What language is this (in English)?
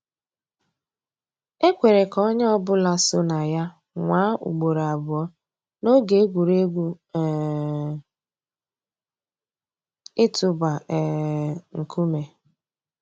Igbo